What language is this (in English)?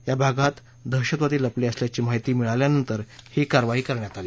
Marathi